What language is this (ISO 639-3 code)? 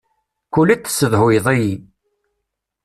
kab